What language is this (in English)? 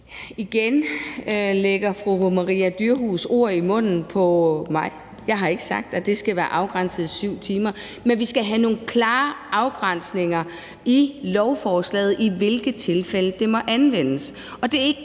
Danish